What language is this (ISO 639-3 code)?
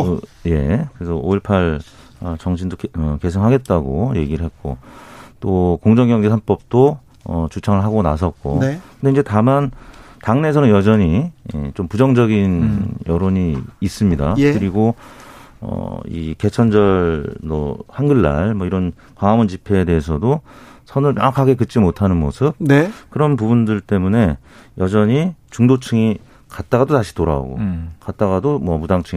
kor